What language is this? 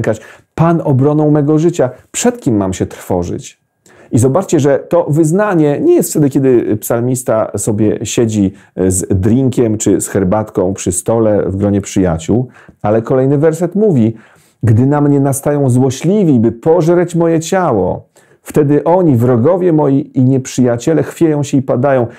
Polish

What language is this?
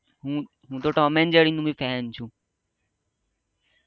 Gujarati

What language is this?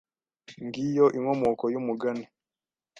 Kinyarwanda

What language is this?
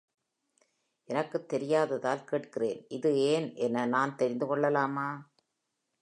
Tamil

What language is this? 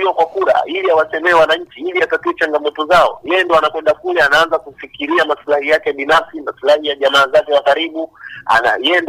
Swahili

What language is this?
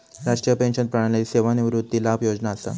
Marathi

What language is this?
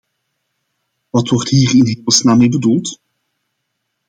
Dutch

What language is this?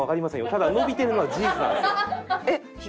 Japanese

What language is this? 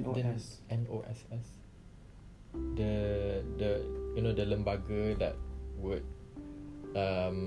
Malay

